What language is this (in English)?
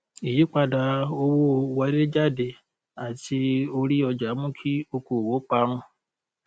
Yoruba